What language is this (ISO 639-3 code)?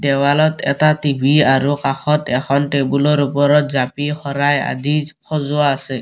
asm